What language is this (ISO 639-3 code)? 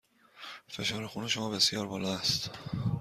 fas